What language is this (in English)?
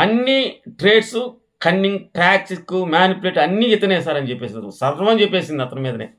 Telugu